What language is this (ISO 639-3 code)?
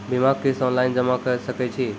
mai